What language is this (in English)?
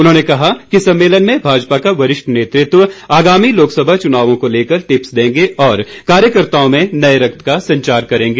Hindi